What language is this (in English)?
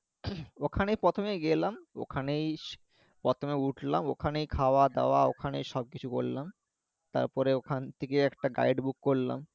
Bangla